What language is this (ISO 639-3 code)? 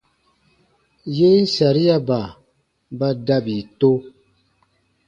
bba